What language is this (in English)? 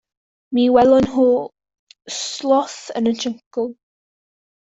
Welsh